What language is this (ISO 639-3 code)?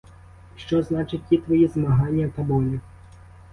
ukr